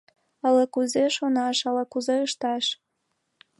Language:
Mari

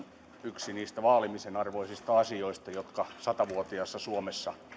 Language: Finnish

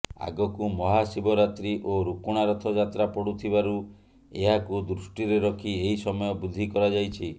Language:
Odia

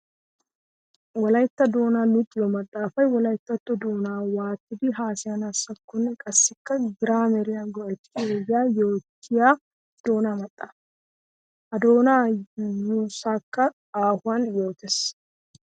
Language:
Wolaytta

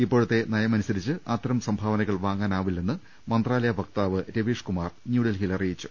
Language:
Malayalam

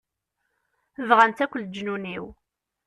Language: Kabyle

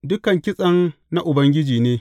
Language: Hausa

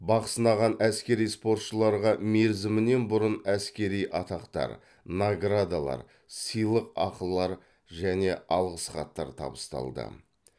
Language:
Kazakh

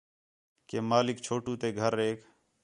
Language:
Khetrani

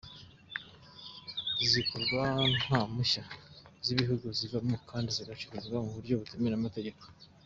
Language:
Kinyarwanda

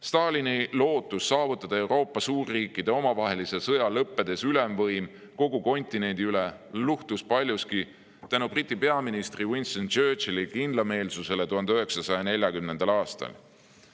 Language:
Estonian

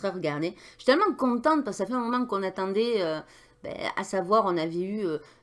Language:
French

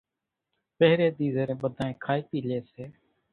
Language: Kachi Koli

